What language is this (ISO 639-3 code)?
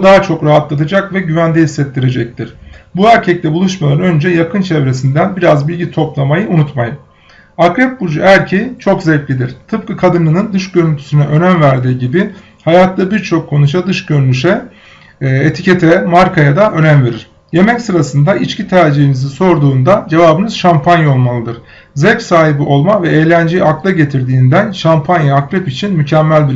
tur